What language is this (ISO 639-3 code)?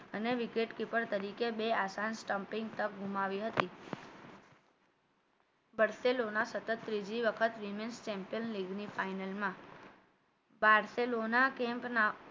guj